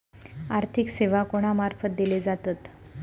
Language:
Marathi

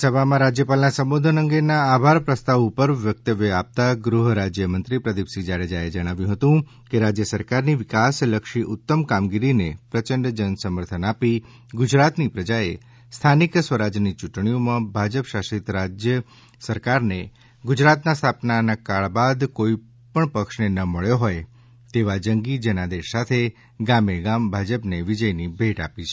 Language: Gujarati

